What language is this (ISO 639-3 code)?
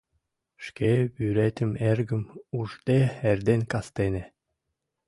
chm